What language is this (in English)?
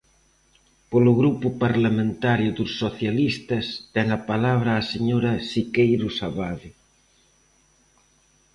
Galician